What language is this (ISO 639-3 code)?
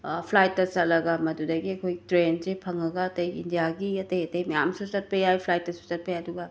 mni